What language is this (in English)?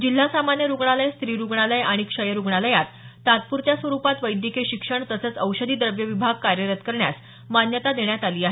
Marathi